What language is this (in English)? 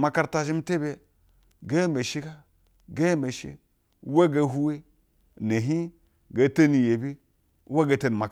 Basa (Nigeria)